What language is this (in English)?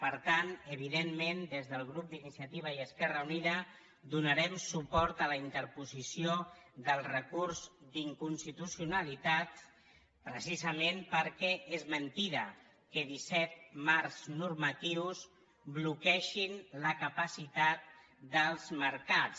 Catalan